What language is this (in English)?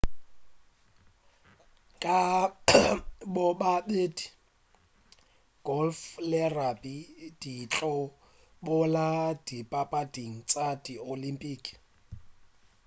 Northern Sotho